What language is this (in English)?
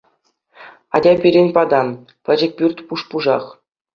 Chuvash